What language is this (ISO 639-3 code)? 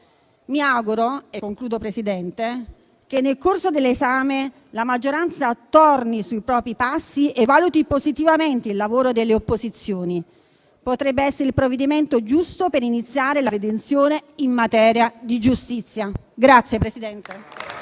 ita